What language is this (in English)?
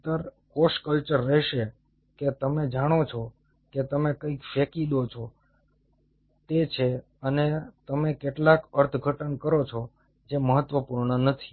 Gujarati